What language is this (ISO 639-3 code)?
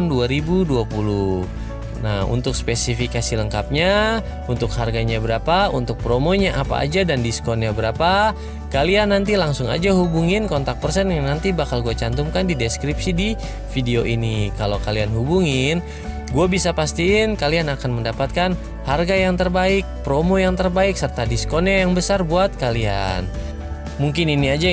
ind